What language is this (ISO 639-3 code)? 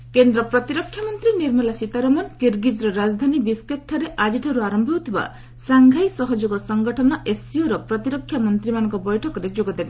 ori